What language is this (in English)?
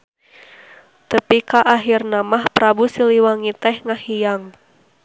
Sundanese